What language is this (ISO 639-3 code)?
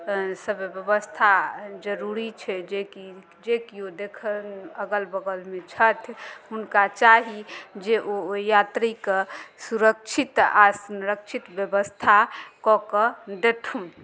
mai